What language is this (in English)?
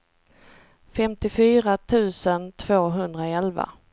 Swedish